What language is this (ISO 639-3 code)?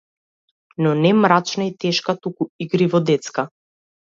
mkd